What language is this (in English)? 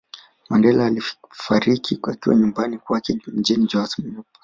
Swahili